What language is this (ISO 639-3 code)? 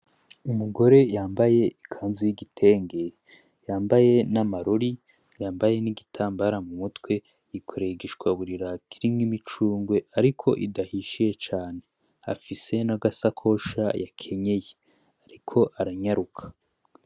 run